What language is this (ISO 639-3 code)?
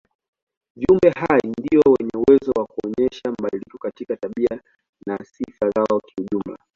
swa